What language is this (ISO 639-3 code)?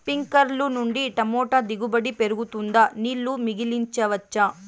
tel